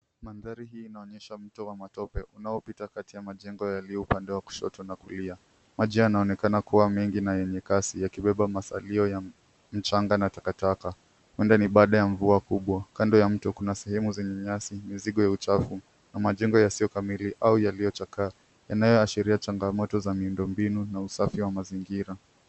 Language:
Swahili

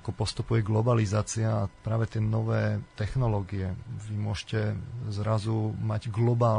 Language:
Slovak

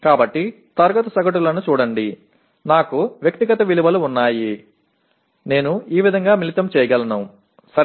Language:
Telugu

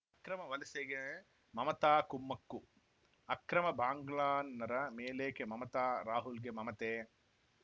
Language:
Kannada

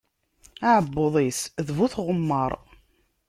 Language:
Kabyle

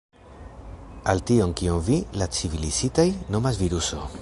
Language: Esperanto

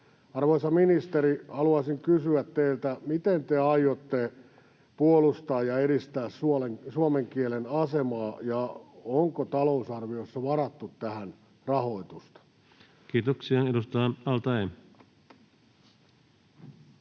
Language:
Finnish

